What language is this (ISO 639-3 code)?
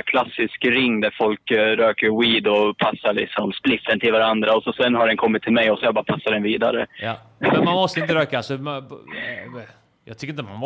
swe